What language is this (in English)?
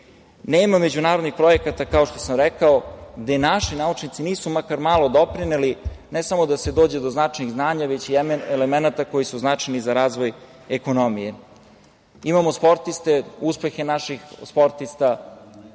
Serbian